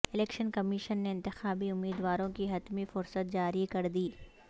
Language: Urdu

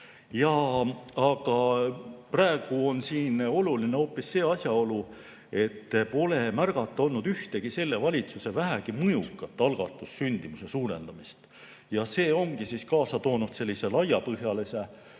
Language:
Estonian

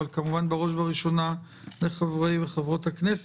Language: Hebrew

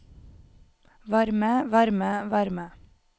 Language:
Norwegian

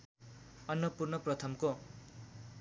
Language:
Nepali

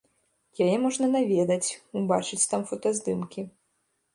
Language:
Belarusian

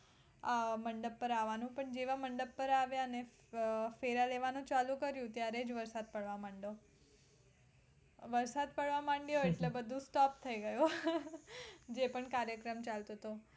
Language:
Gujarati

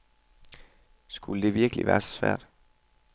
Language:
Danish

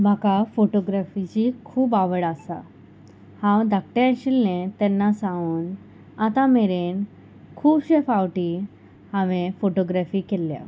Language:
Konkani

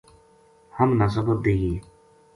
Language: Gujari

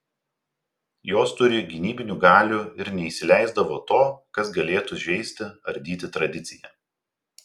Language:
Lithuanian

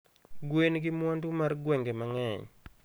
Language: Luo (Kenya and Tanzania)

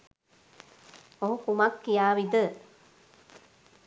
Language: Sinhala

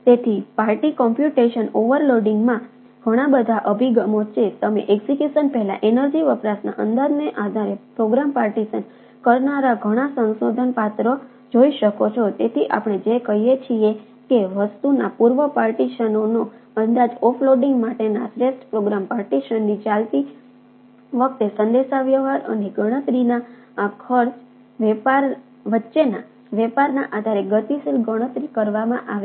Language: Gujarati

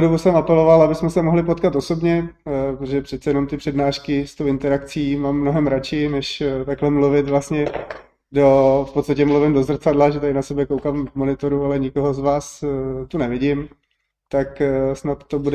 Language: Czech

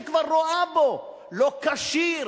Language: Hebrew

